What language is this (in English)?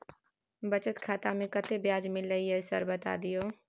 Maithili